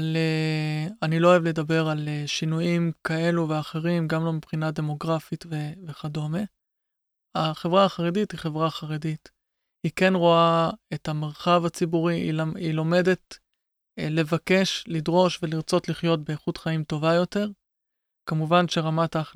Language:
Hebrew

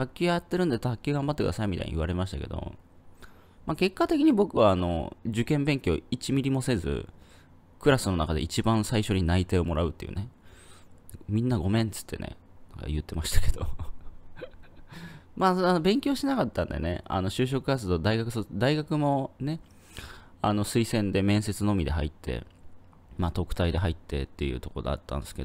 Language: Japanese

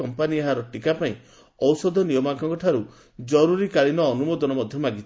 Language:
Odia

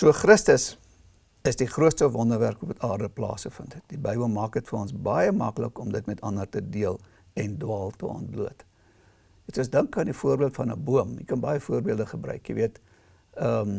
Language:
Dutch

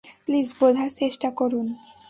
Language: Bangla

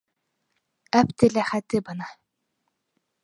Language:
Bashkir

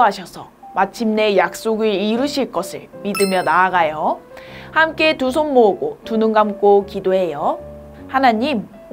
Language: Korean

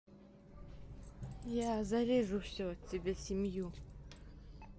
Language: Russian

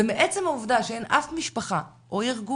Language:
Hebrew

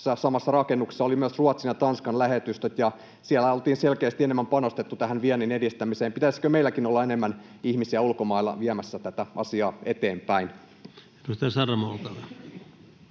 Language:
Finnish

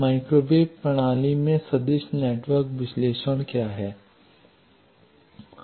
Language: Hindi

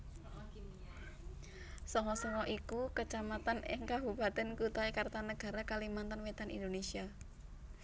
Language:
Javanese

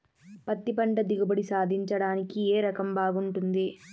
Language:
Telugu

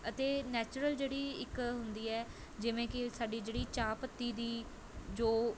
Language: Punjabi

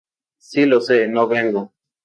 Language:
Spanish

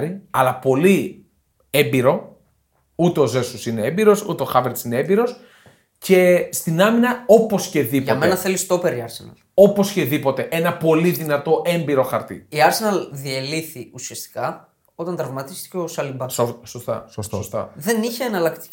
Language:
Greek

